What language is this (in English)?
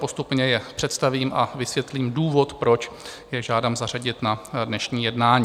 Czech